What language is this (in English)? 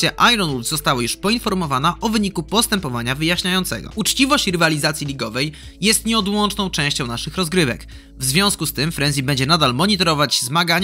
Polish